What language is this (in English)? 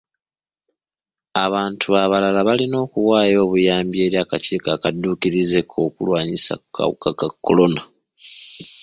Ganda